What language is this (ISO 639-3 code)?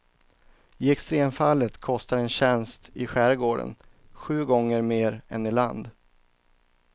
swe